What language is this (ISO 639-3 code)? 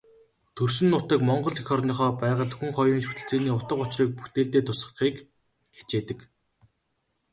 mon